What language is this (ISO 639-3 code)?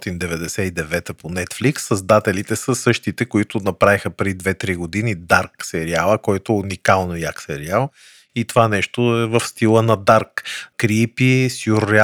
bul